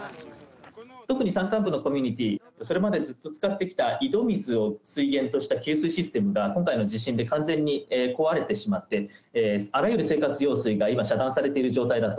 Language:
Japanese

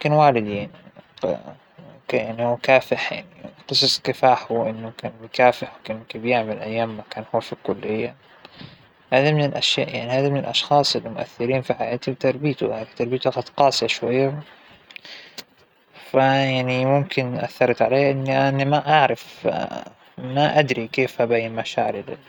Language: Hijazi Arabic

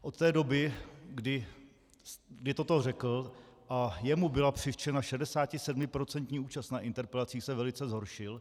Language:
Czech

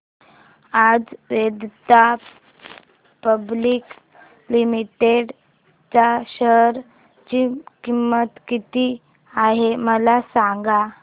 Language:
Marathi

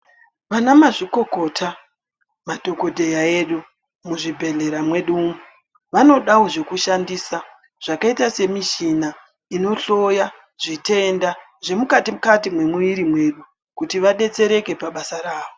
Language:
Ndau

